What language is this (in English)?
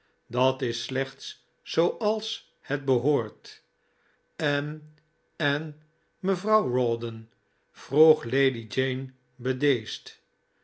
Dutch